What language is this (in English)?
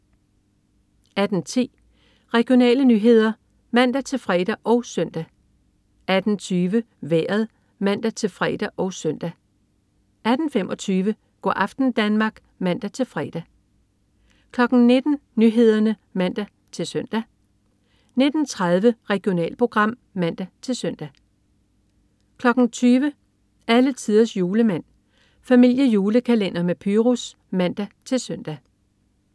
Danish